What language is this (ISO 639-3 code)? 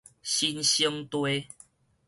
nan